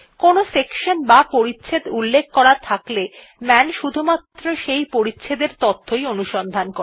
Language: Bangla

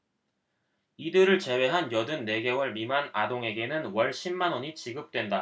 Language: Korean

